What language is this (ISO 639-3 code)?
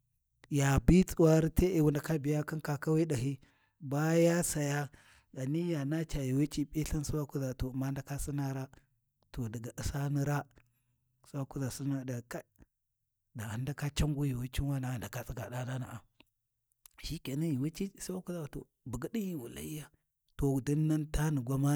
wji